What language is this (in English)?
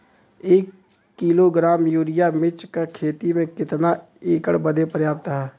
Bhojpuri